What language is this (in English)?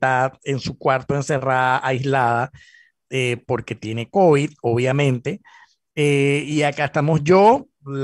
Spanish